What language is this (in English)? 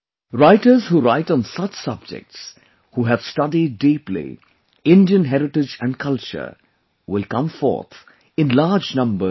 English